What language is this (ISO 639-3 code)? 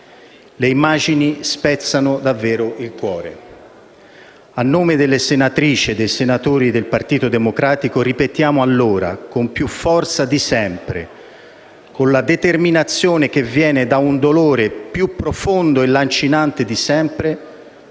ita